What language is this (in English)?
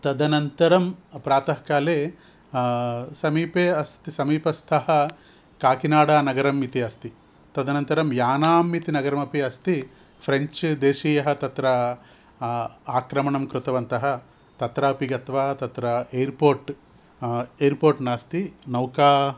Sanskrit